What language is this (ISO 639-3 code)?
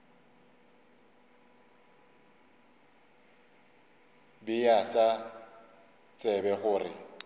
nso